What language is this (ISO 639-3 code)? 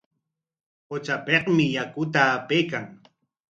qwa